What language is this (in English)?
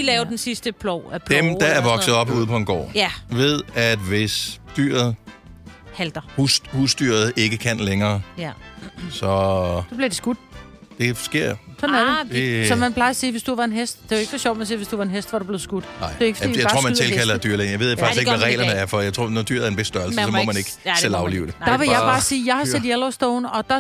Danish